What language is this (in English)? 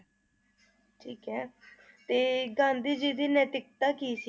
Punjabi